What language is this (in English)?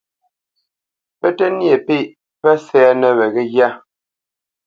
Bamenyam